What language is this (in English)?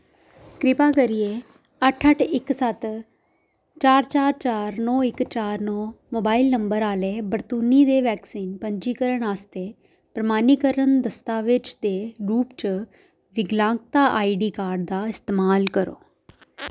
Dogri